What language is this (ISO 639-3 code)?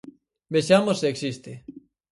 glg